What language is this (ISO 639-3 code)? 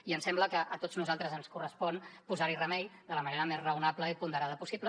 cat